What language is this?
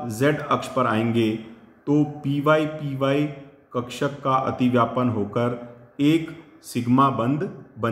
Hindi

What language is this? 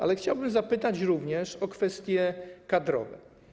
Polish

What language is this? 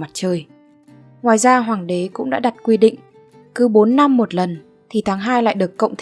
Vietnamese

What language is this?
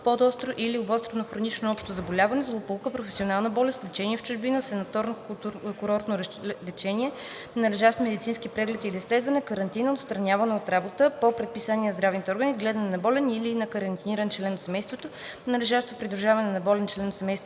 Bulgarian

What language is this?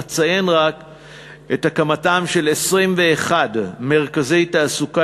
Hebrew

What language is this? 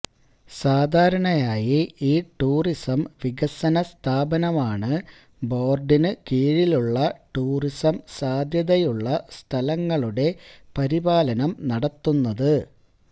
Malayalam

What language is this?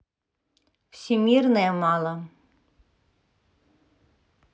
Russian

